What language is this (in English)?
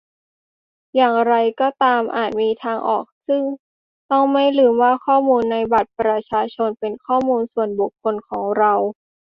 Thai